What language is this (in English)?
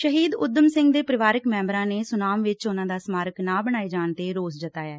Punjabi